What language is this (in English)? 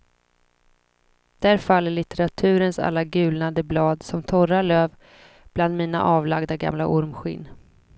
Swedish